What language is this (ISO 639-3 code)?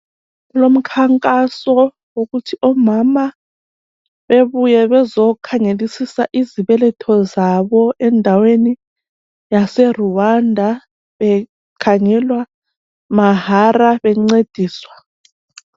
nde